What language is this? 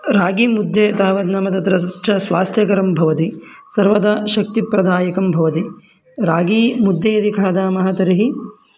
Sanskrit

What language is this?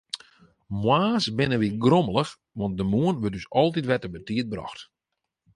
Western Frisian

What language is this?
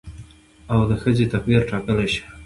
Pashto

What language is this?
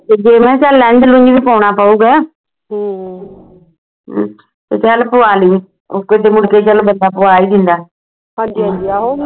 Punjabi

